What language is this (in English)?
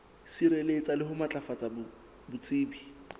Southern Sotho